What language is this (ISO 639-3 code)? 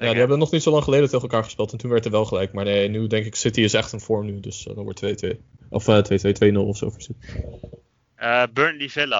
nld